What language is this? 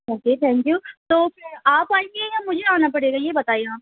Urdu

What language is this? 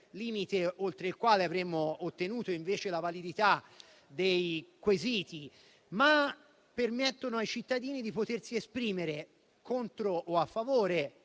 Italian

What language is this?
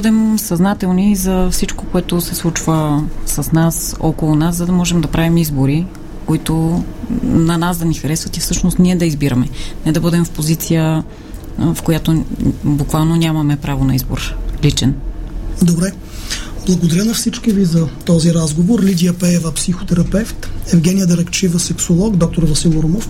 Bulgarian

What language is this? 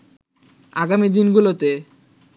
Bangla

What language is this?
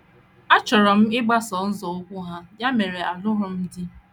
Igbo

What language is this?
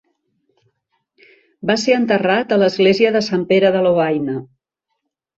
Catalan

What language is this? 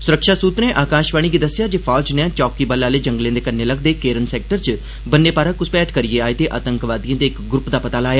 Dogri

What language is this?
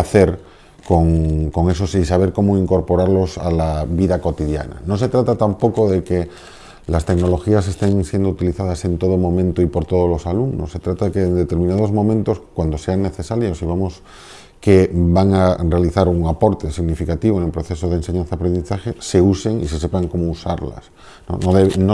Spanish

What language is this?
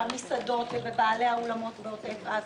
Hebrew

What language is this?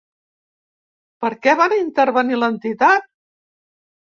Catalan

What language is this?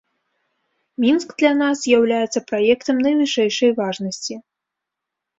Belarusian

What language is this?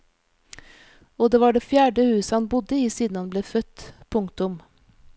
Norwegian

